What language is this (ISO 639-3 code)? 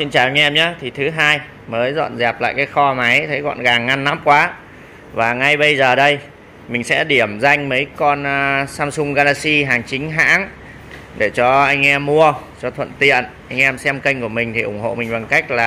vie